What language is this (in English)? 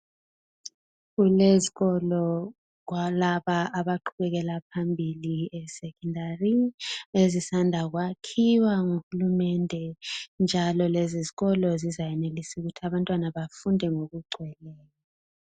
North Ndebele